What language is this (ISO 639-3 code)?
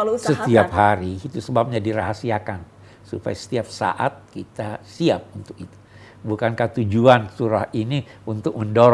ind